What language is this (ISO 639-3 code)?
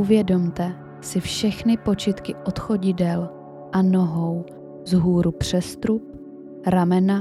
ces